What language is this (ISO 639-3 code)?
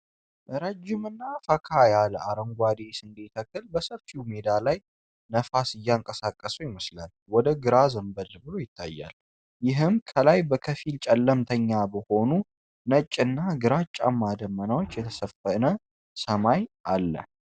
amh